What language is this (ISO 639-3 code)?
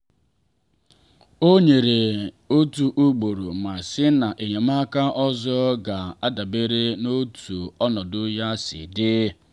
ibo